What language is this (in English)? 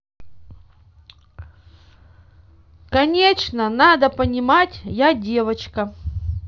Russian